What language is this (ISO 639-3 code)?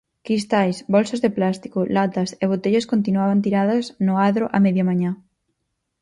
glg